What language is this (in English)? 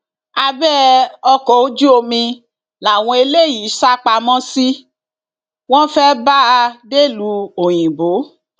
Yoruba